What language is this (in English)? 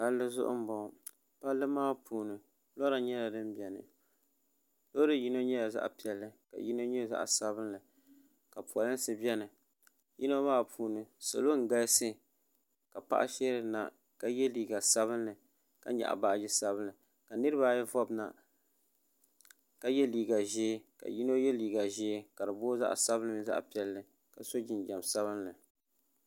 Dagbani